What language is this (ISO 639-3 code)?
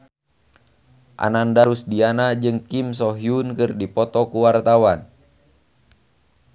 sun